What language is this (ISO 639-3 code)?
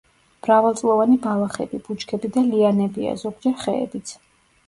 kat